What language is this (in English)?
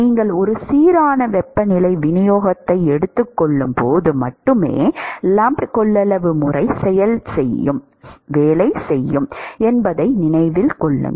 Tamil